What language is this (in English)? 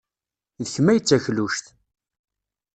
Kabyle